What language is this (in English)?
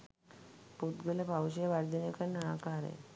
Sinhala